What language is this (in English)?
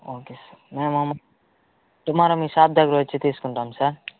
Telugu